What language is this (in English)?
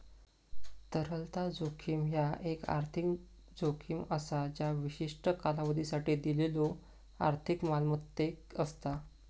Marathi